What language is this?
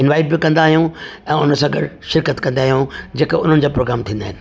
Sindhi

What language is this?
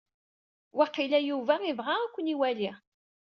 Kabyle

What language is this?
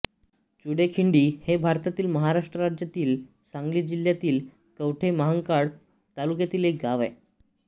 Marathi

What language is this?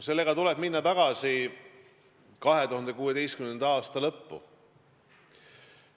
Estonian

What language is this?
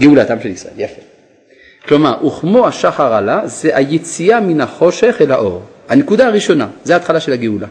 Hebrew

